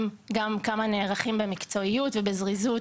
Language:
Hebrew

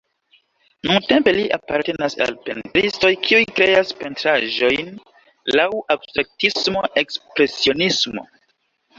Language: Esperanto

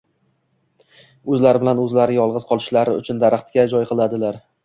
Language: Uzbek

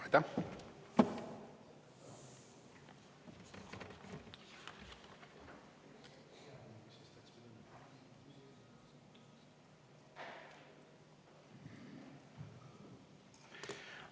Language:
Estonian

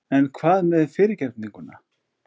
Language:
Icelandic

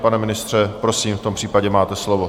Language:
Czech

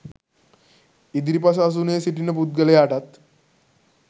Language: Sinhala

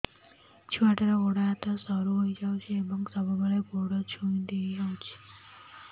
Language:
Odia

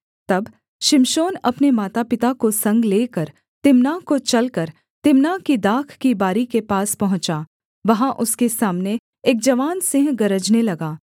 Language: Hindi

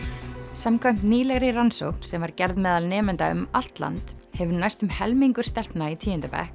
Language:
Icelandic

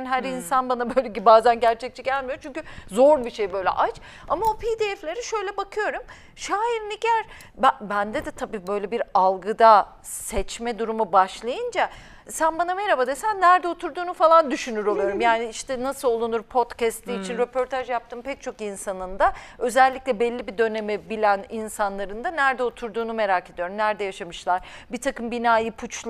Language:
Turkish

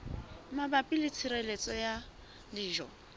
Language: Southern Sotho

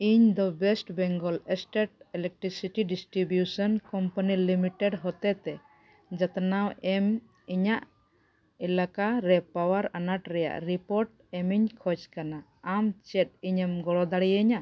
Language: Santali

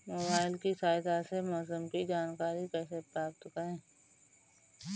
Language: Hindi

